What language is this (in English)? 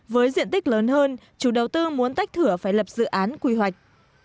Vietnamese